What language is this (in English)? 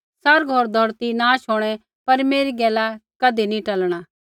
Kullu Pahari